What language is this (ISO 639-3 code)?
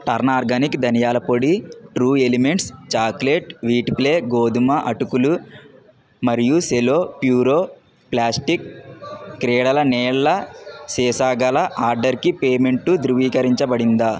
tel